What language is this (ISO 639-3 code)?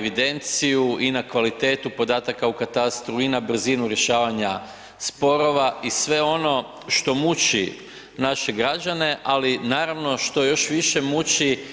hrv